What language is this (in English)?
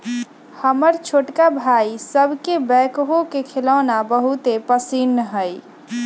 Magahi